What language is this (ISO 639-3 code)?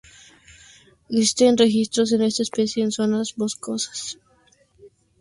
spa